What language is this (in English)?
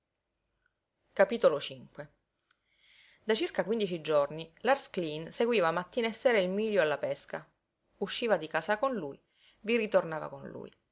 Italian